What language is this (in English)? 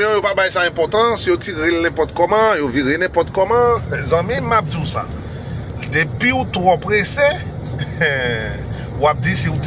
French